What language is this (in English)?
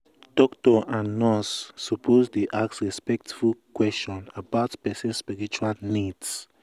Nigerian Pidgin